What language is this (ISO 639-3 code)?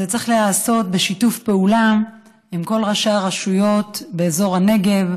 heb